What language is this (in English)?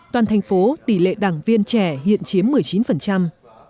Vietnamese